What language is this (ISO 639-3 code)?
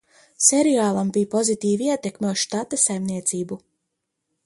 lav